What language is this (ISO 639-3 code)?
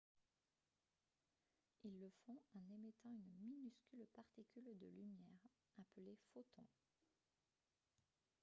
fra